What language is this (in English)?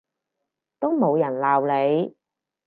Cantonese